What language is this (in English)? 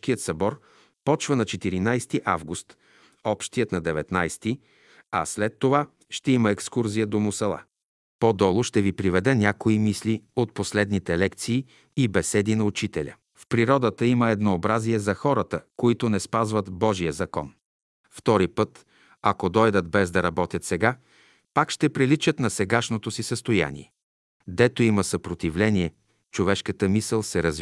Bulgarian